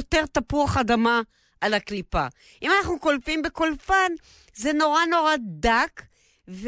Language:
Hebrew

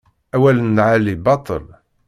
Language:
Kabyle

